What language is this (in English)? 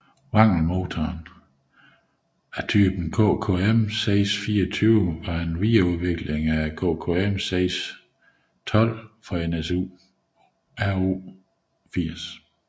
Danish